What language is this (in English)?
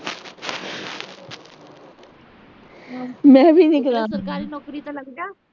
Punjabi